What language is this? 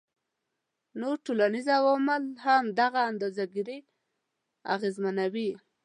Pashto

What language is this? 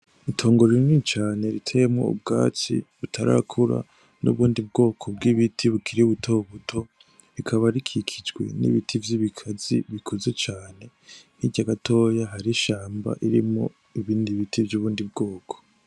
Rundi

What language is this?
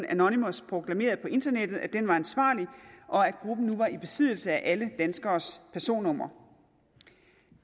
Danish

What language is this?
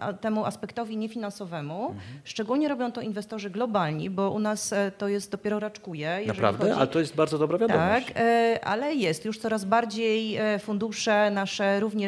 Polish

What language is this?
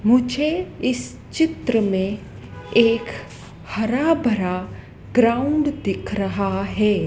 Hindi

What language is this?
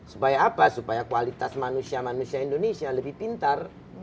Indonesian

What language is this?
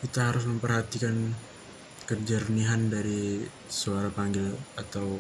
Indonesian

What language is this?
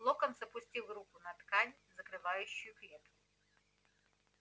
Russian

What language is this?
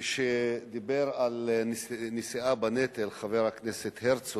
Hebrew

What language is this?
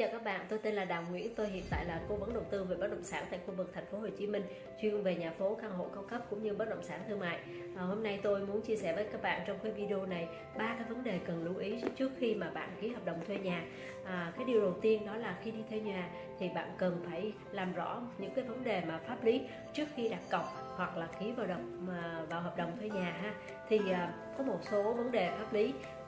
Vietnamese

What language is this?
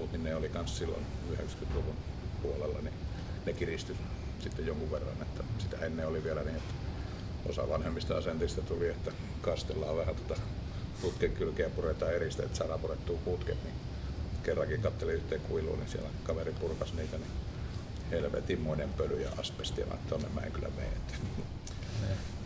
Finnish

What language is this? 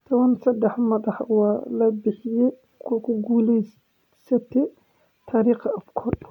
Somali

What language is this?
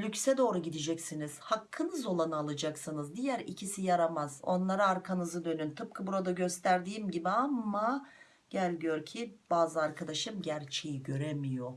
Turkish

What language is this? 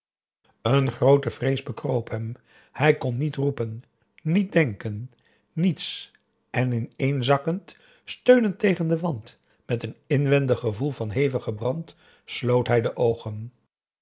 Dutch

